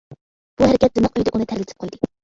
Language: Uyghur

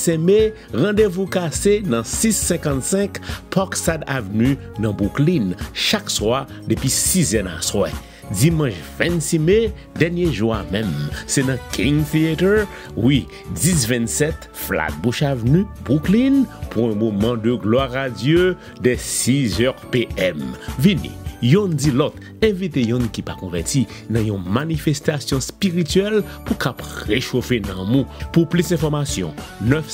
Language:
French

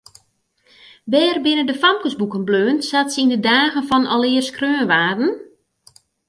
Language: Western Frisian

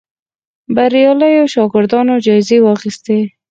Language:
Pashto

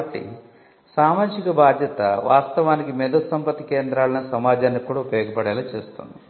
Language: Telugu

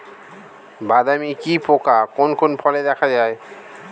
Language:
Bangla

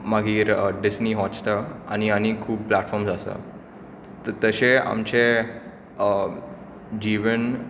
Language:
Konkani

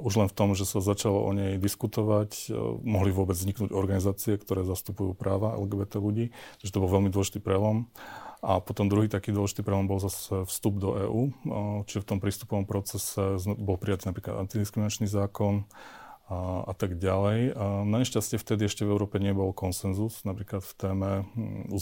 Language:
Slovak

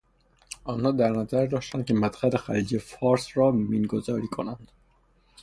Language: Persian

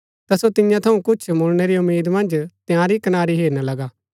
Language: Gaddi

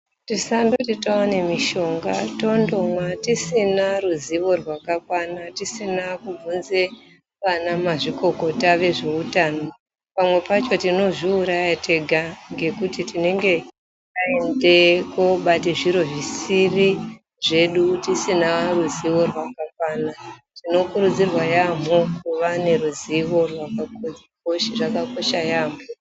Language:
Ndau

